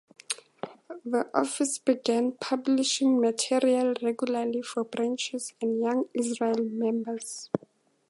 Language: English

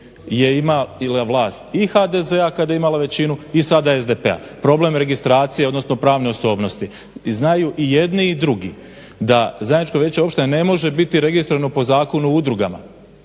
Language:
Croatian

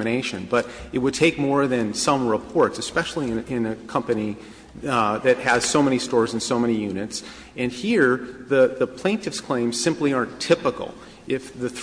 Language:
English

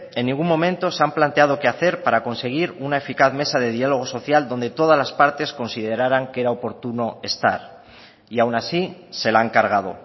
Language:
Spanish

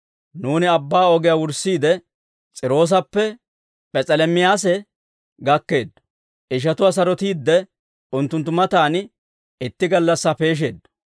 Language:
Dawro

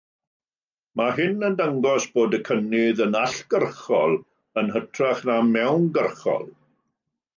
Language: Welsh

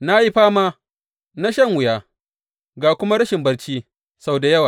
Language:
Hausa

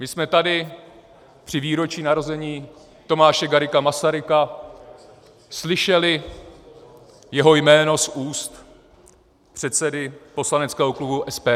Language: Czech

